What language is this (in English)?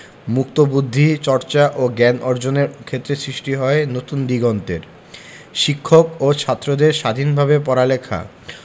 Bangla